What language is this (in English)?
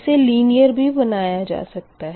Hindi